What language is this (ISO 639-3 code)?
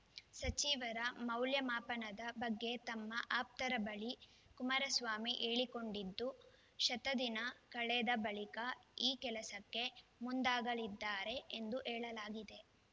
kan